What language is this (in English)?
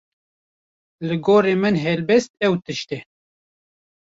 Kurdish